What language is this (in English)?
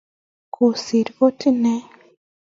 Kalenjin